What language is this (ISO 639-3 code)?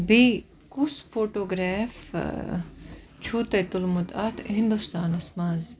kas